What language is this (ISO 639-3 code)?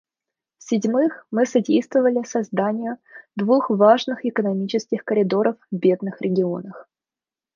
rus